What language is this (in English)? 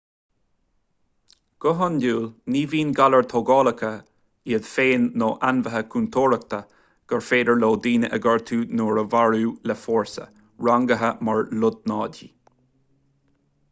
Irish